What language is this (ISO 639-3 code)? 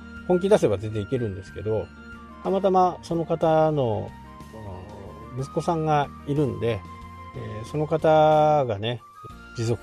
jpn